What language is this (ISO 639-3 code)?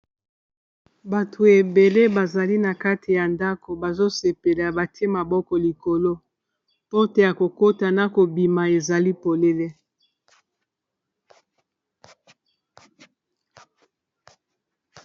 lin